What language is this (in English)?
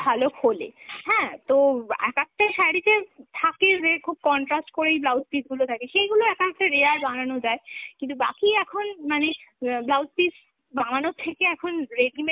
Bangla